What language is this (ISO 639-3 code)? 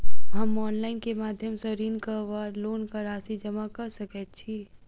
mai